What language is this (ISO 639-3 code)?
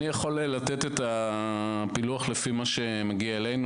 heb